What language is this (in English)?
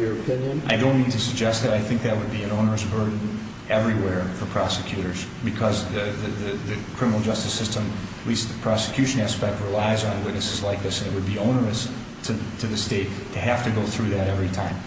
English